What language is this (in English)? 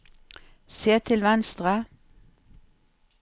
Norwegian